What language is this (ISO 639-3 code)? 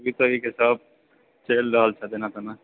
mai